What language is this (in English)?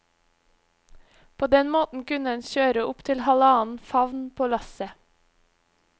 Norwegian